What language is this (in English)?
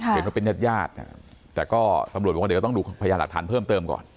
Thai